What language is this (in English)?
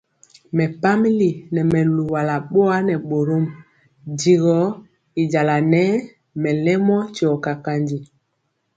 Mpiemo